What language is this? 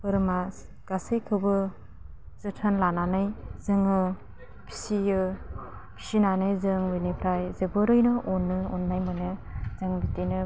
Bodo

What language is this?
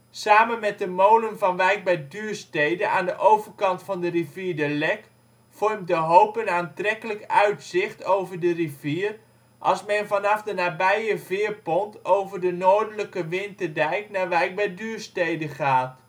Dutch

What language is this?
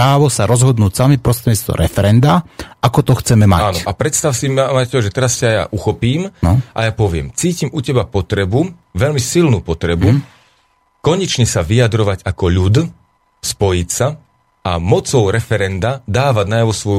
Slovak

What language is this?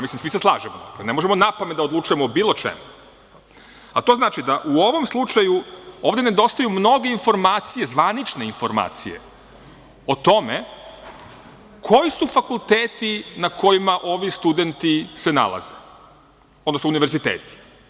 Serbian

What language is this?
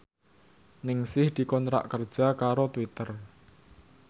Javanese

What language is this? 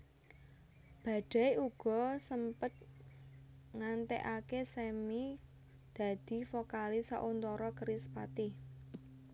Javanese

